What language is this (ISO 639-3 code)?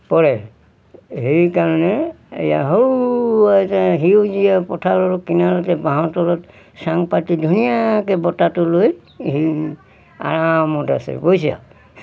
asm